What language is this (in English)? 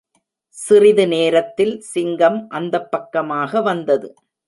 Tamil